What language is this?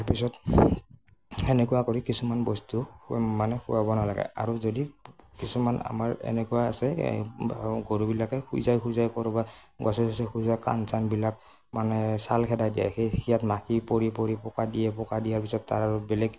Assamese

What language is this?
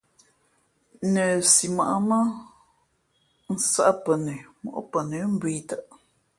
Fe'fe'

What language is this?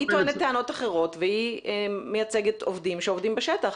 Hebrew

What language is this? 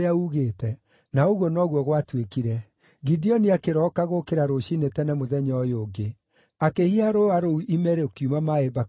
Kikuyu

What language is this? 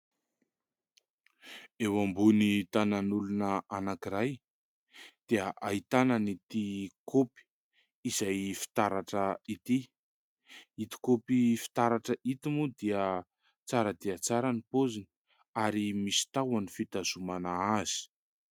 Malagasy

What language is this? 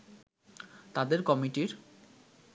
Bangla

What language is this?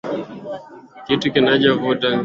Swahili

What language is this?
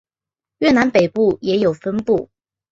Chinese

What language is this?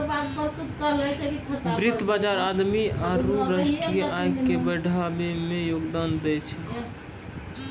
Maithili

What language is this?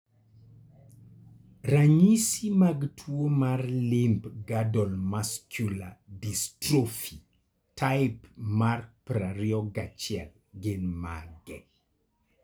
Luo (Kenya and Tanzania)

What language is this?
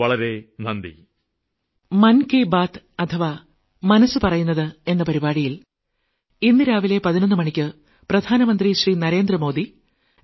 Malayalam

